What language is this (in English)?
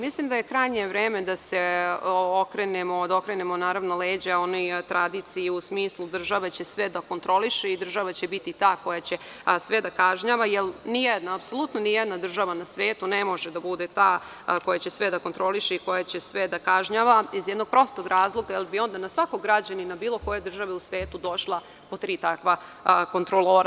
Serbian